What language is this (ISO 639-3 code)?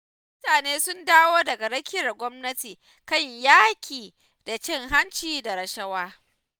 hau